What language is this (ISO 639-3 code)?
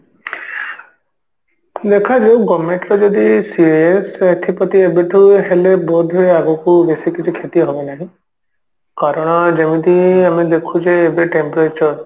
ori